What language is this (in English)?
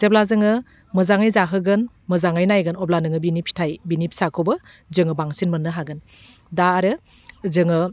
Bodo